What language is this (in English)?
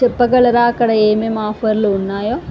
Telugu